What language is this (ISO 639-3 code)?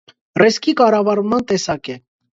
hye